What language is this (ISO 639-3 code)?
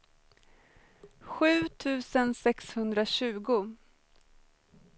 swe